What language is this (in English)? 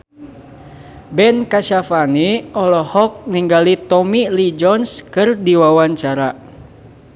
Sundanese